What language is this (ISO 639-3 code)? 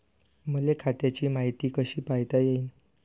mar